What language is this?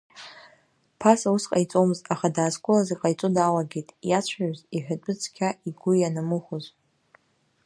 Abkhazian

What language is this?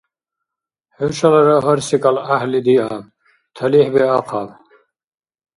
Dargwa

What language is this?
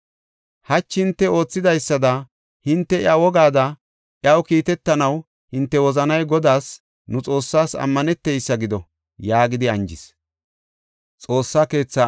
Gofa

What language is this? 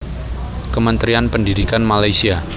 Javanese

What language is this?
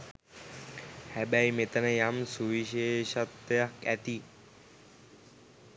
Sinhala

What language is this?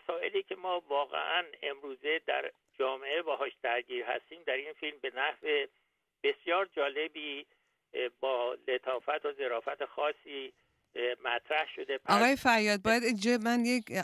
Persian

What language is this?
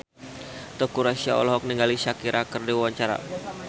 Sundanese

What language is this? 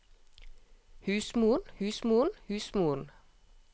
Norwegian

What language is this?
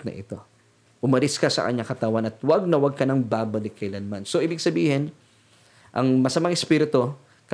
Filipino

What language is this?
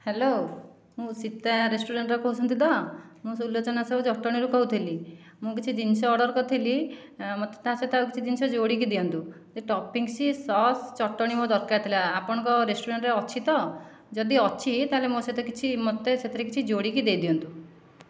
Odia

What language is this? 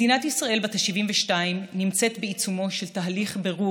Hebrew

